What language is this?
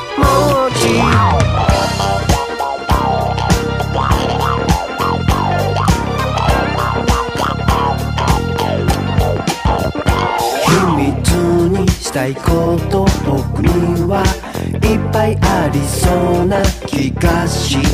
Korean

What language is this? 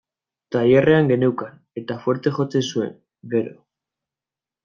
Basque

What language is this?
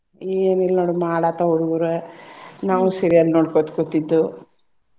Kannada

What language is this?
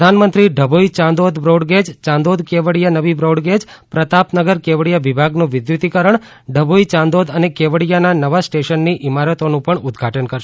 Gujarati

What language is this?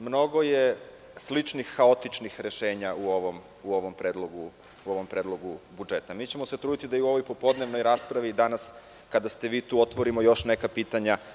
Serbian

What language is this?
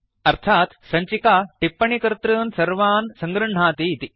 Sanskrit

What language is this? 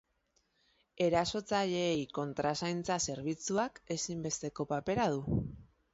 Basque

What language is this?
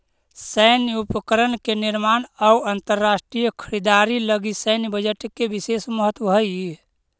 Magahi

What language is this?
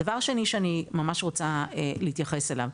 Hebrew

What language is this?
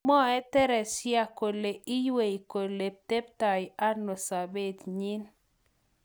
Kalenjin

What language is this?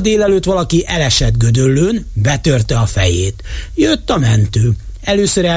Hungarian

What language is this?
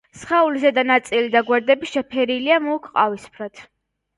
Georgian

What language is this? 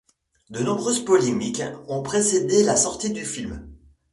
French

